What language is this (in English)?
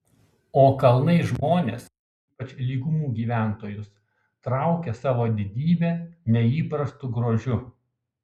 Lithuanian